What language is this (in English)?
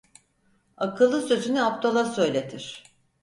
Turkish